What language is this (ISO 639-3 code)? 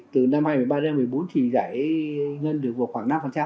vie